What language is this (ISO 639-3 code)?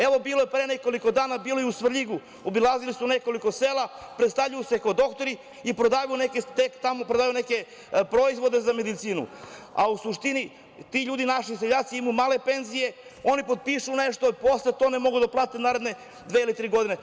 srp